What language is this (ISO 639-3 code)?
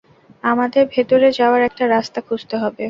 ben